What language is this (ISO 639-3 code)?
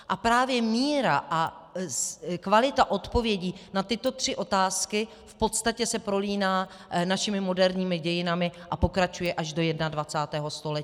ces